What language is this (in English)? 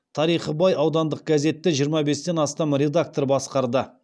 Kazakh